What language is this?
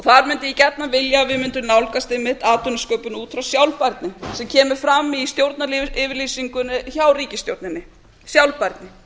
Icelandic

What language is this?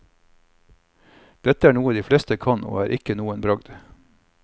Norwegian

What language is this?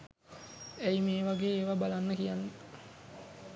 Sinhala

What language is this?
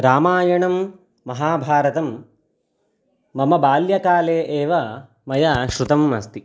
Sanskrit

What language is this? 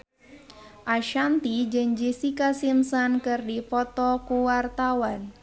Sundanese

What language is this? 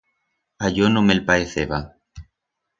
Aragonese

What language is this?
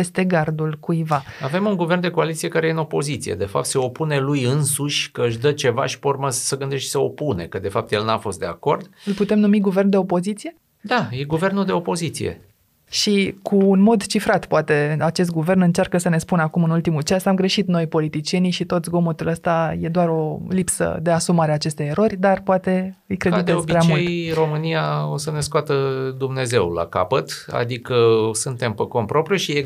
Romanian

